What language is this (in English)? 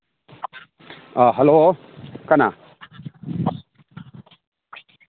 Manipuri